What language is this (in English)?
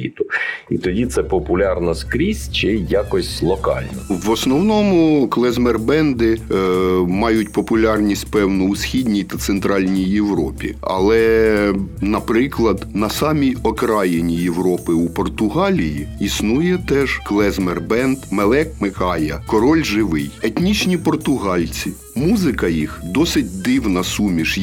Ukrainian